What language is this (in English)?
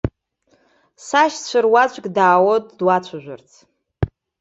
Abkhazian